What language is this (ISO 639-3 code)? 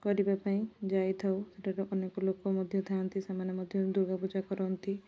ori